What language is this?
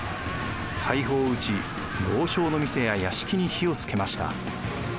Japanese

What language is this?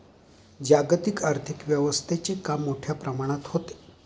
Marathi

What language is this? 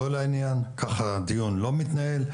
Hebrew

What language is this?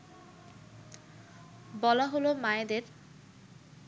Bangla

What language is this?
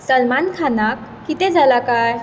Konkani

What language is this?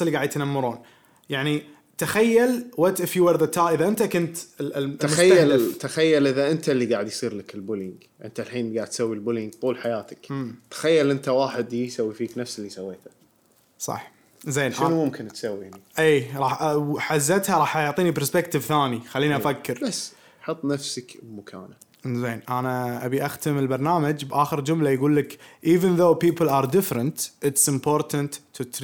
Arabic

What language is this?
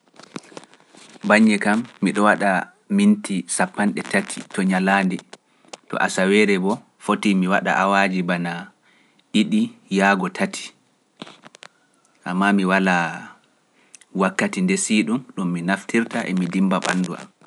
Pular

